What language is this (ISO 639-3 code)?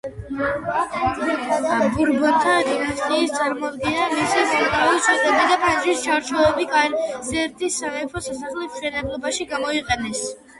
kat